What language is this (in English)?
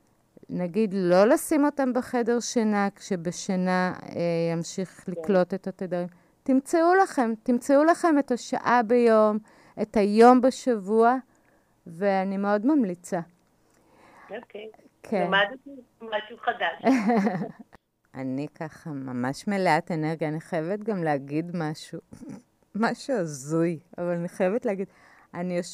Hebrew